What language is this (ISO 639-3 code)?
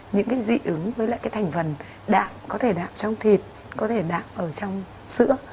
vie